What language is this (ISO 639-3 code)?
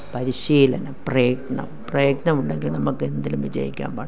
mal